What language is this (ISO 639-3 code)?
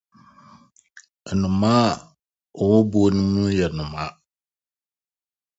aka